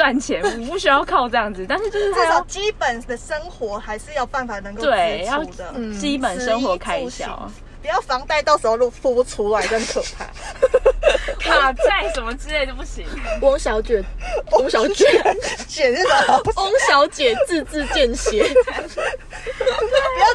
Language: Chinese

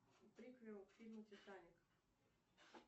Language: Russian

